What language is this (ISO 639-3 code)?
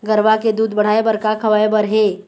hne